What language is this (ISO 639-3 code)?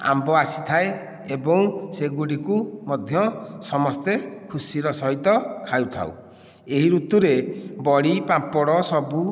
ori